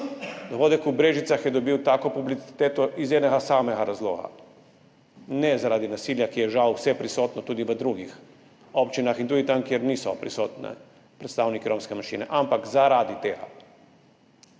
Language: Slovenian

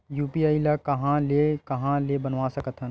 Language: Chhattisgarhi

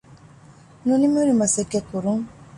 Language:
Divehi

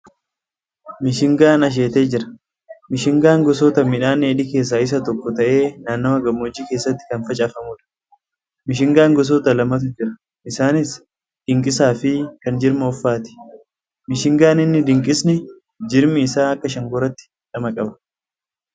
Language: Oromo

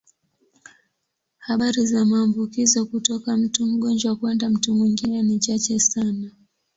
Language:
Swahili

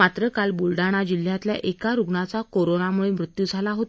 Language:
Marathi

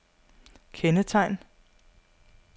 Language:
Danish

